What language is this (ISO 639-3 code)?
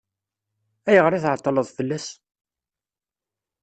kab